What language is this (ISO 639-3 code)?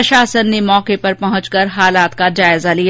hin